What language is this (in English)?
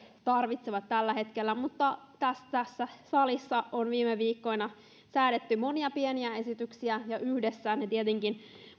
Finnish